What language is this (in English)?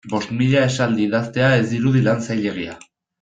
Basque